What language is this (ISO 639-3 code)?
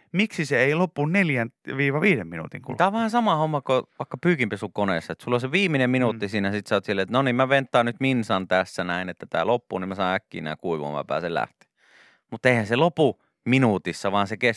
fin